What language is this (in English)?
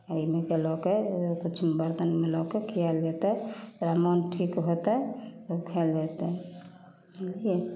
Maithili